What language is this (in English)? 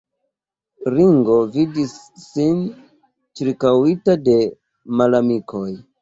Esperanto